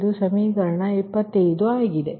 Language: Kannada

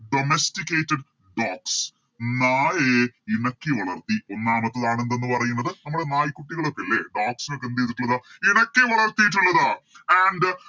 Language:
Malayalam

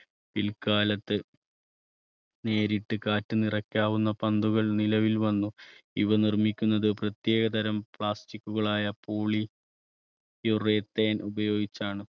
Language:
Malayalam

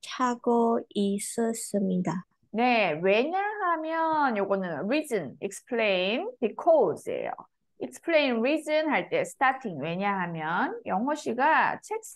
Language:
Korean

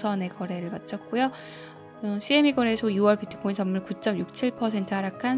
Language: Korean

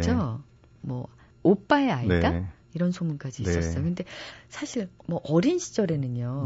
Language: Korean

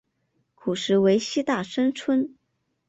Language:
Chinese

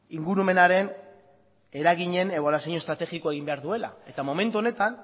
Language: Basque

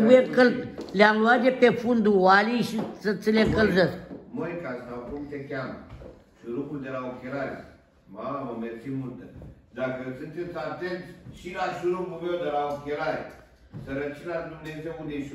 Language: Romanian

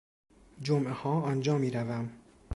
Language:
Persian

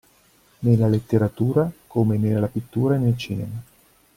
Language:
Italian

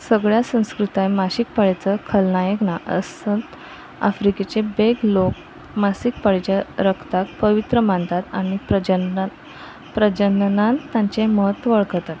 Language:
Konkani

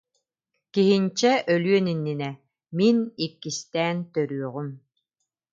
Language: Yakut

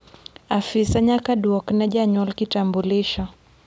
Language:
Luo (Kenya and Tanzania)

